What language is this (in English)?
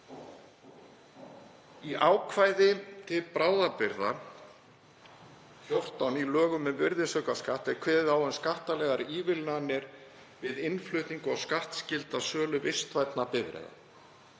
Icelandic